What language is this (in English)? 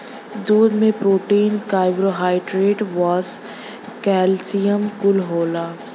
Bhojpuri